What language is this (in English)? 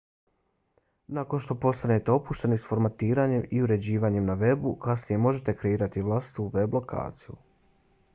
Bosnian